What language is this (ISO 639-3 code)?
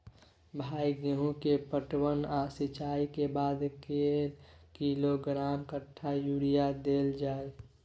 mai